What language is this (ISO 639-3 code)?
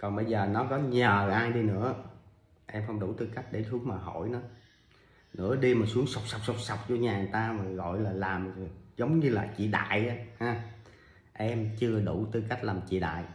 vie